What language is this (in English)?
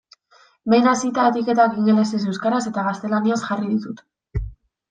Basque